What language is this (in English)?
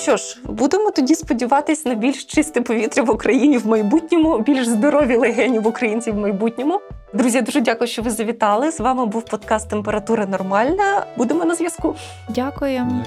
Ukrainian